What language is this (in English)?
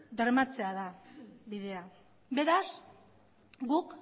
Basque